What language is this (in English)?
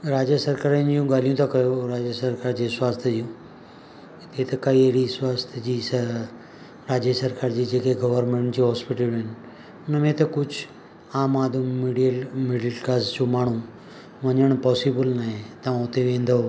Sindhi